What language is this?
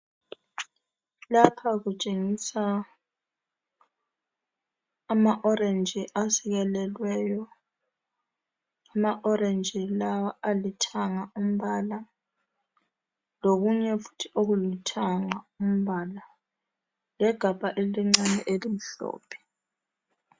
North Ndebele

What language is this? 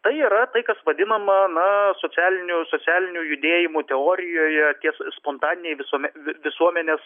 Lithuanian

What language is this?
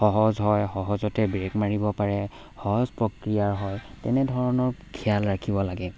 Assamese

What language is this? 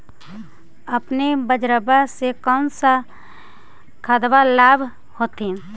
Magahi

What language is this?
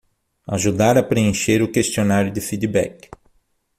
Portuguese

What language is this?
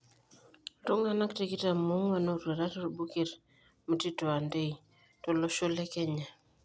Masai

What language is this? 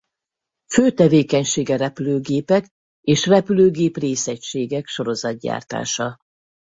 Hungarian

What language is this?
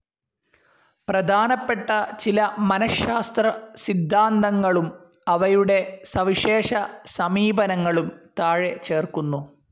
Malayalam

